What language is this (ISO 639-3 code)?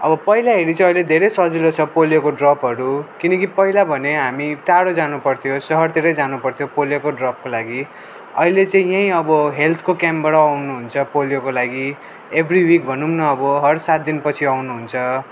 nep